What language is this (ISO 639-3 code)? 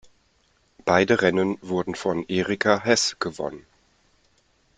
deu